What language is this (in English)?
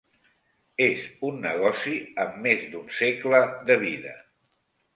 Catalan